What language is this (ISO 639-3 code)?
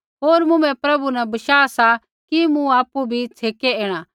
kfx